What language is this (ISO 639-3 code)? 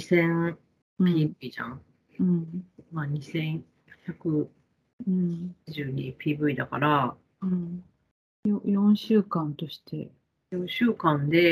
jpn